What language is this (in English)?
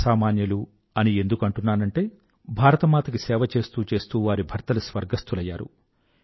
Telugu